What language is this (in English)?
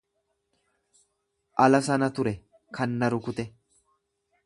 Oromo